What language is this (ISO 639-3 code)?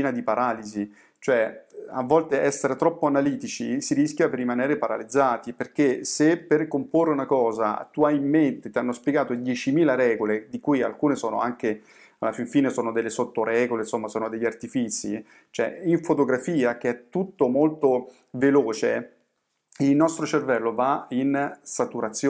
ita